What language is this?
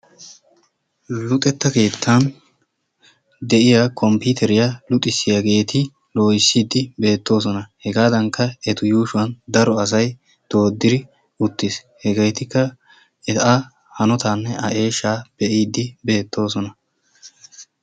Wolaytta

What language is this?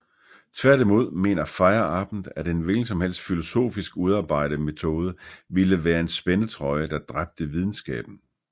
Danish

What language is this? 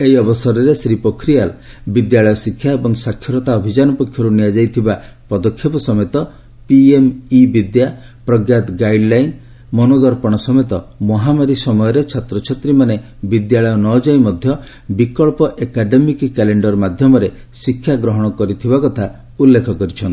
Odia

